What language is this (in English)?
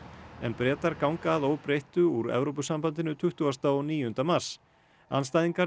Icelandic